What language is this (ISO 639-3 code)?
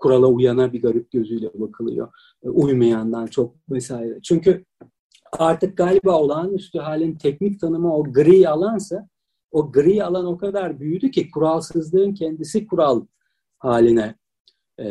tur